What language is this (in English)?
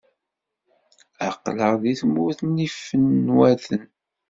Kabyle